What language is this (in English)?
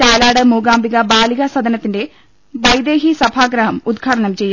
Malayalam